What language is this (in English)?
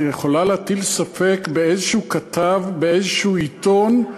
Hebrew